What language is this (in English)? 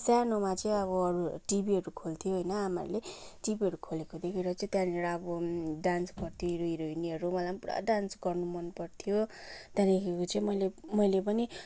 Nepali